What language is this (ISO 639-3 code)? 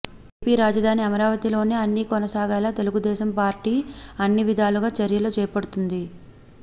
tel